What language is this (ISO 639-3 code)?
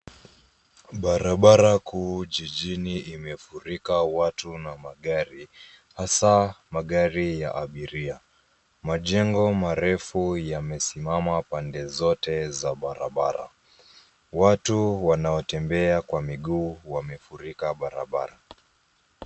swa